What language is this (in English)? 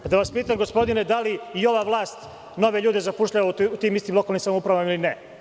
Serbian